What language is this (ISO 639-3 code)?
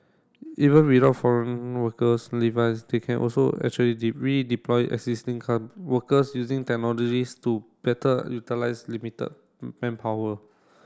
eng